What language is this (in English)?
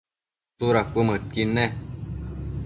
Matsés